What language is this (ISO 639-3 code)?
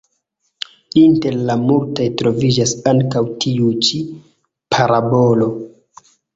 epo